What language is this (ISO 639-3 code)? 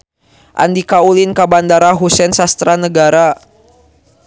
sun